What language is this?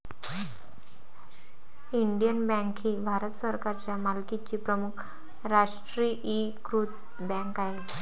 Marathi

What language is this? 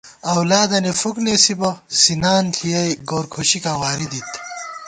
Gawar-Bati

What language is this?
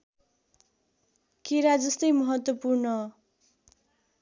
Nepali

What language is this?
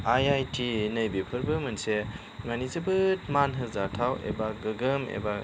Bodo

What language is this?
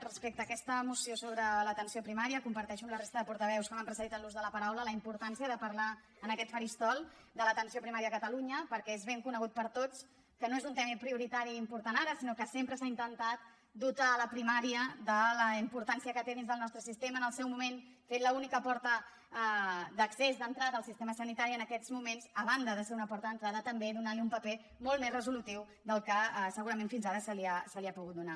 Catalan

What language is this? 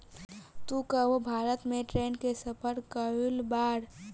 Bhojpuri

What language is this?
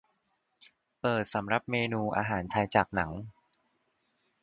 Thai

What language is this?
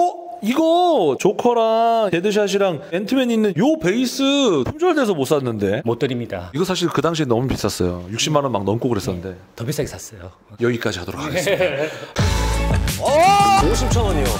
Korean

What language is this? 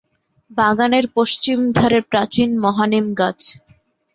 Bangla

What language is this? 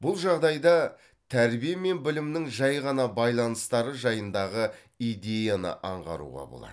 Kazakh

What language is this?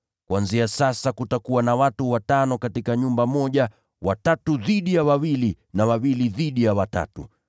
Swahili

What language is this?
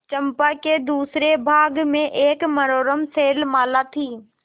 Hindi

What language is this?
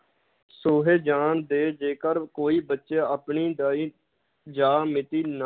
Punjabi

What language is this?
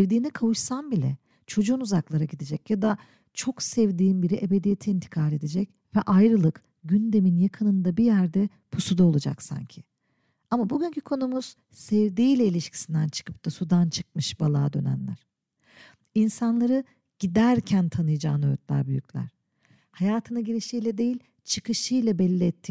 Turkish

